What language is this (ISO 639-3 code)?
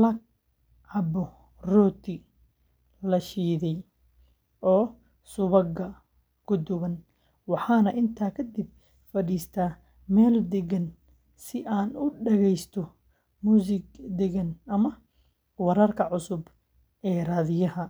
som